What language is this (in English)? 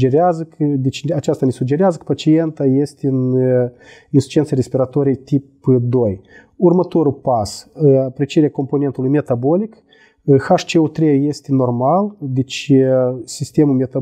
Romanian